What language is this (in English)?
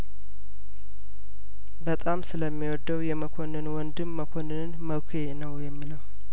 Amharic